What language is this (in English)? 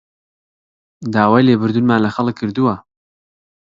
Central Kurdish